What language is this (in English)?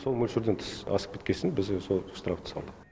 Kazakh